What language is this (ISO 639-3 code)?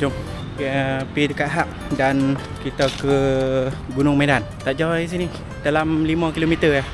msa